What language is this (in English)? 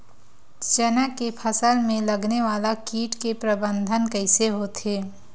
Chhattisgarhi